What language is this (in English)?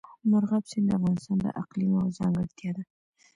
Pashto